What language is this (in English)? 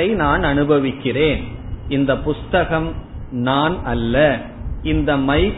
Tamil